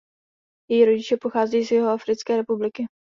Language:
Czech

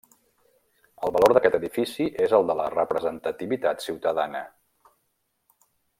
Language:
Catalan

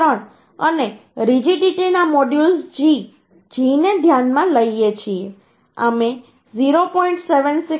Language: Gujarati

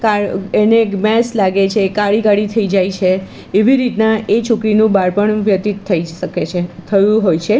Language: Gujarati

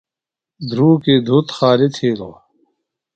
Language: Phalura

